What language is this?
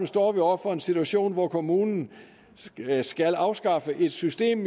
Danish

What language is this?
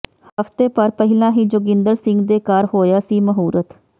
Punjabi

